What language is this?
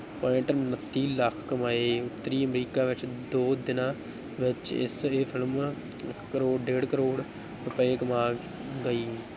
Punjabi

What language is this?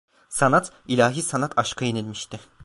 Turkish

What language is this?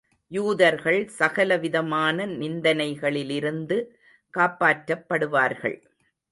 Tamil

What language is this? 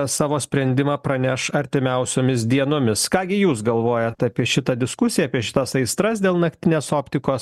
Lithuanian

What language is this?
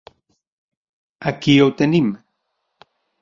Catalan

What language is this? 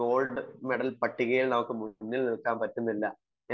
Malayalam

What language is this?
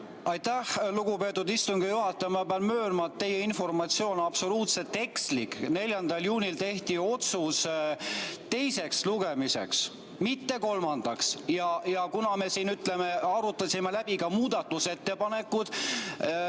Estonian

